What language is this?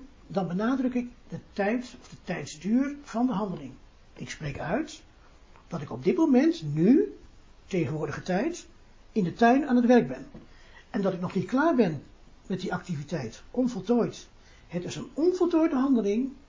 Dutch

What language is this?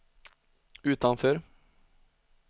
Swedish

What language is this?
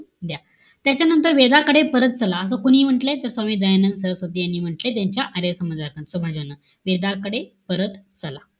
Marathi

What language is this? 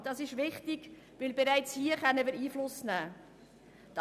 Swiss German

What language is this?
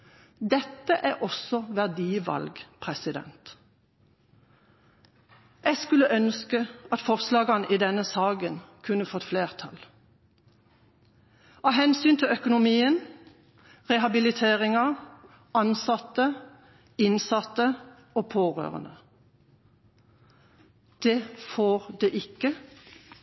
Norwegian Bokmål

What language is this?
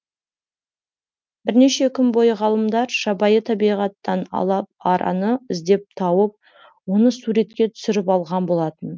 Kazakh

